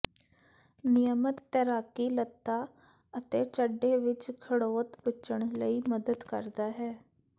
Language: Punjabi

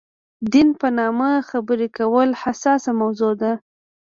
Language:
Pashto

